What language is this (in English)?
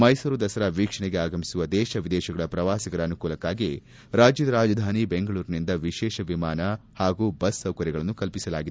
Kannada